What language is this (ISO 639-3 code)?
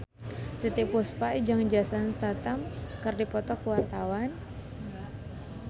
sun